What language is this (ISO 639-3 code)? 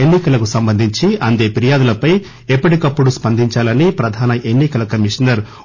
tel